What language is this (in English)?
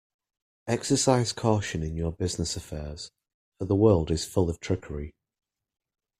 English